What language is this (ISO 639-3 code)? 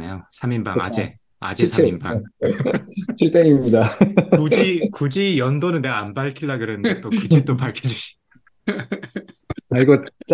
kor